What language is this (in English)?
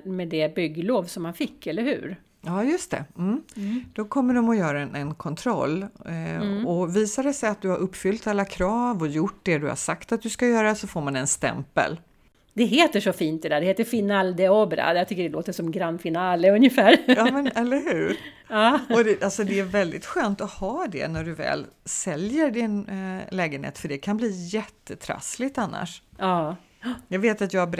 Swedish